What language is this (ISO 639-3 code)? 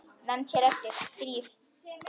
isl